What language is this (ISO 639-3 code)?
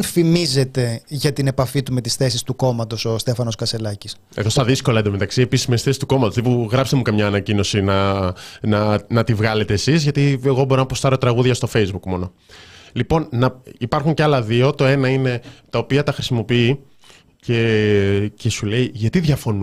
ell